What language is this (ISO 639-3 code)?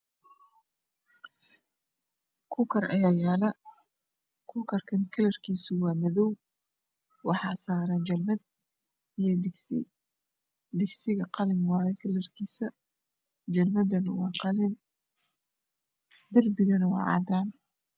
som